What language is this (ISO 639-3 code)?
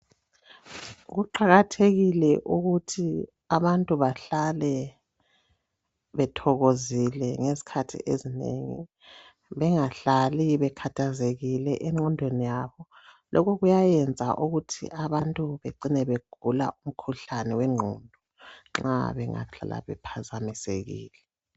nde